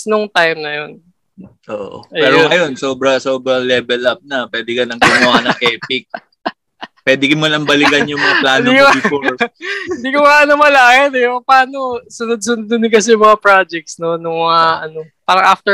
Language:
Filipino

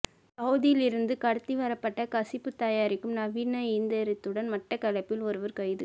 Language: Tamil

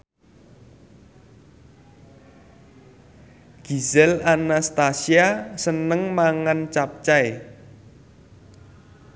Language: Javanese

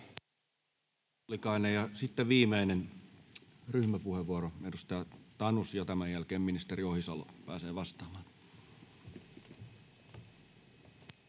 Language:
Finnish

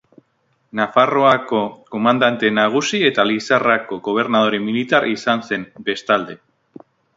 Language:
Basque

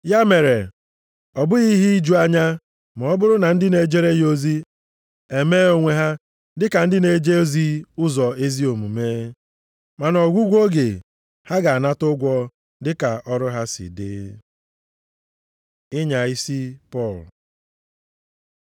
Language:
Igbo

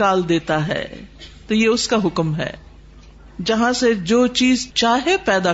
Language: Urdu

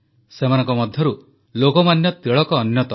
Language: Odia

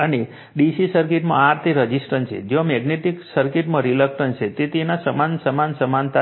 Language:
Gujarati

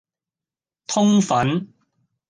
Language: Cantonese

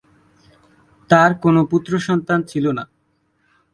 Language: Bangla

